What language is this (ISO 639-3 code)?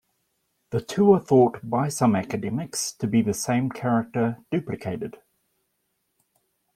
eng